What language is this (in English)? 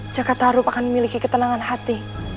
Indonesian